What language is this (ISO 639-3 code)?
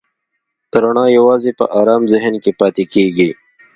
pus